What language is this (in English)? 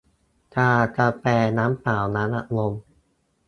Thai